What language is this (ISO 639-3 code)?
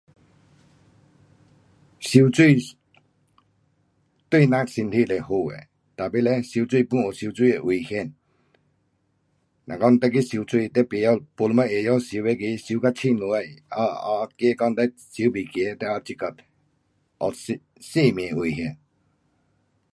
cpx